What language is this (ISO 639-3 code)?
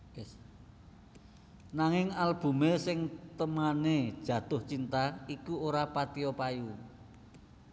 jav